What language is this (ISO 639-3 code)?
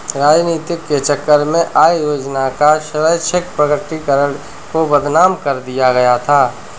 hin